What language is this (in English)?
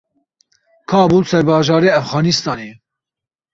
Kurdish